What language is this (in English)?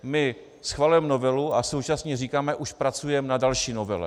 Czech